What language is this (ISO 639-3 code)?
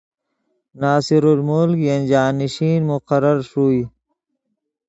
ydg